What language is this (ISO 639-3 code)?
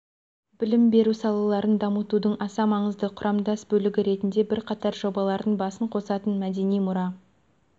kaz